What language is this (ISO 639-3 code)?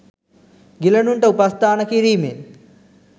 sin